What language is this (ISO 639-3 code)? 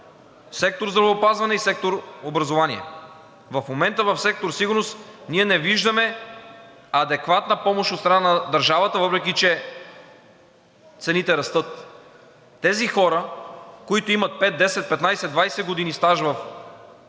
bul